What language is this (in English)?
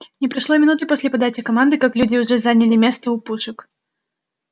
Russian